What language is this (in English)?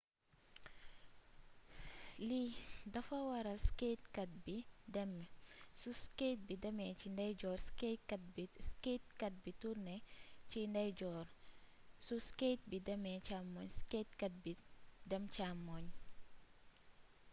Wolof